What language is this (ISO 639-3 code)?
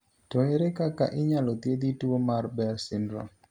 luo